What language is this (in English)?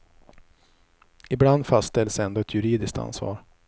Swedish